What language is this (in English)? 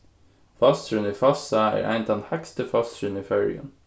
Faroese